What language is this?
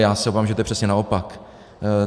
Czech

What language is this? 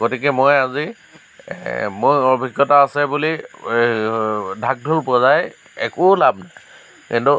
Assamese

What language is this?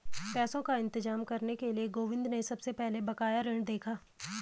Hindi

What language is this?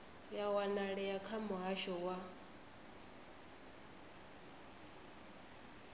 Venda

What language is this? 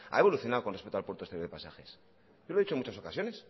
Spanish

